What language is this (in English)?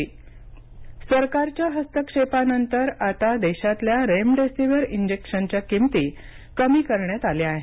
Marathi